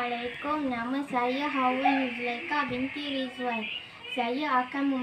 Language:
Malay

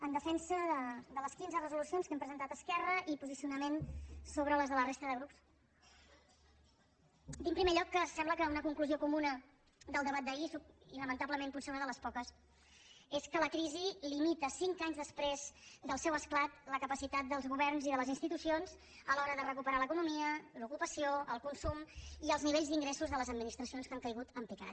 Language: Catalan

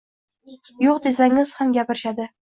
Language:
Uzbek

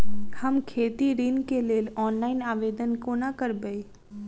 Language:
Maithili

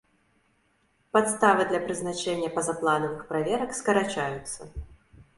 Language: Belarusian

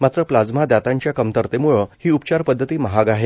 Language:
Marathi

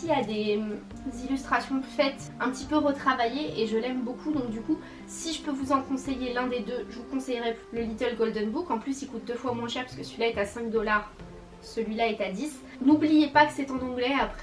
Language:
French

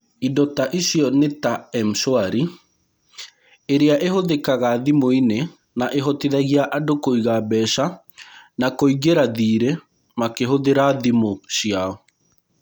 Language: Kikuyu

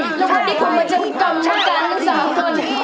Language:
Thai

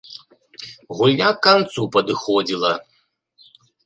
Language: Belarusian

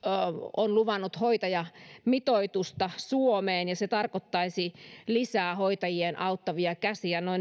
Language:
Finnish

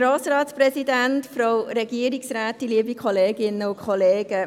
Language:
Swiss German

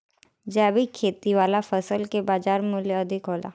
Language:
Bhojpuri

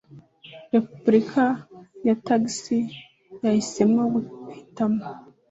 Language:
Kinyarwanda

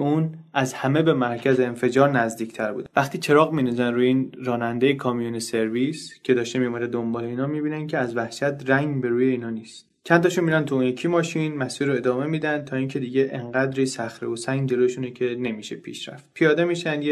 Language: Persian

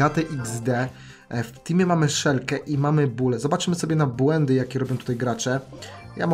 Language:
Polish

